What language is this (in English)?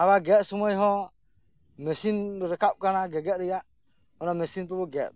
Santali